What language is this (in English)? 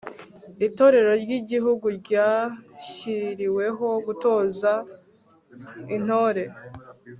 Kinyarwanda